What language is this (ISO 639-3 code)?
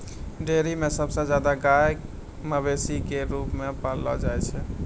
mai